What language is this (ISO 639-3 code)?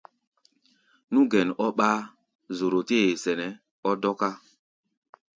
gba